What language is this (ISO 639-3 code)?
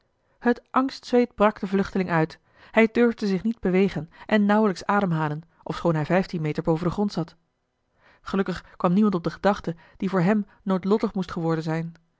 nld